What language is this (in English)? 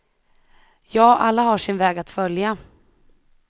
Swedish